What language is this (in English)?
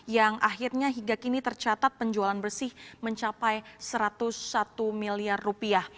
Indonesian